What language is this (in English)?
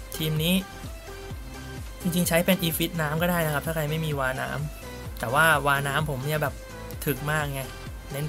Thai